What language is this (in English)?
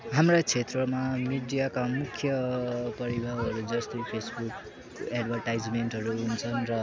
Nepali